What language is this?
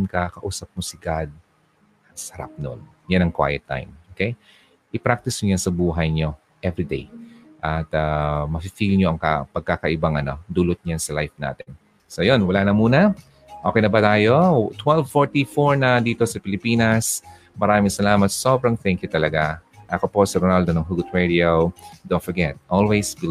Filipino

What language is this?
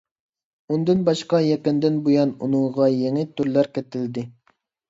Uyghur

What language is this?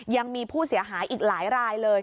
Thai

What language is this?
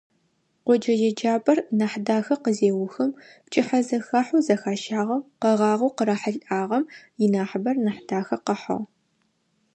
Adyghe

